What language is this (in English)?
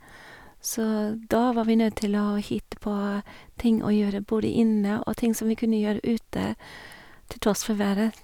Norwegian